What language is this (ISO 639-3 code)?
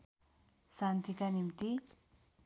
nep